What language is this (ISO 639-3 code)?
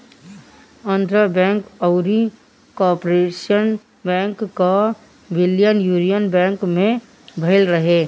bho